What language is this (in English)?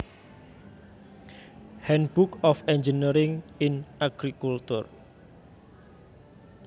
Javanese